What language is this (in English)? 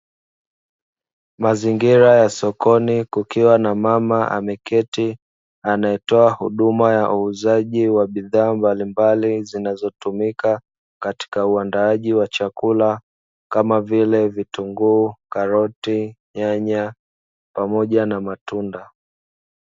Swahili